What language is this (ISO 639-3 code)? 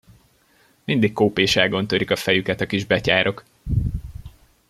hun